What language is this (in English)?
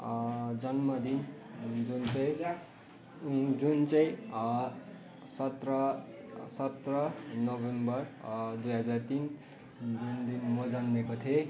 Nepali